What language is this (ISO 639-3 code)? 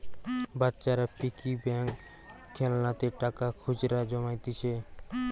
ben